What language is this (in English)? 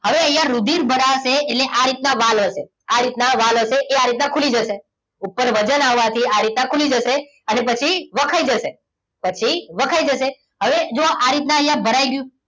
Gujarati